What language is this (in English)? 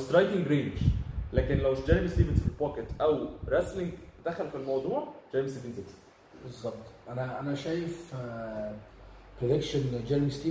Arabic